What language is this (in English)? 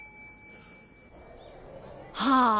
Japanese